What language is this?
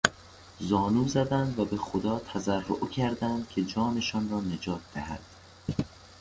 Persian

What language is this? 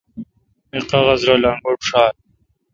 Kalkoti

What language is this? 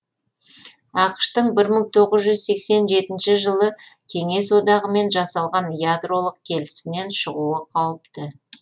Kazakh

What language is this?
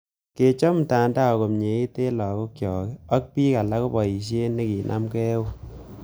Kalenjin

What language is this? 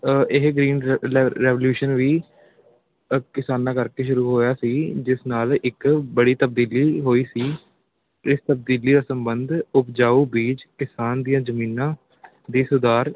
Punjabi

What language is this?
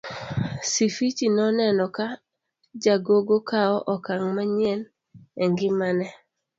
Luo (Kenya and Tanzania)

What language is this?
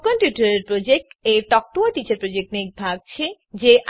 Gujarati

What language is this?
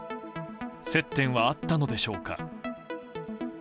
Japanese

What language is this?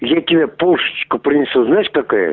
Russian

